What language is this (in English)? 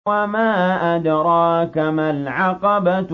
Arabic